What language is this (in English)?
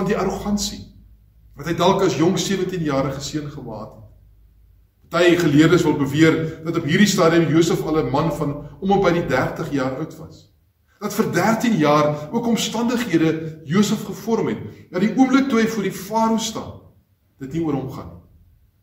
Dutch